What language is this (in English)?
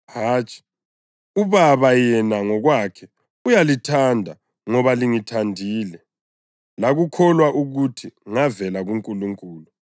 North Ndebele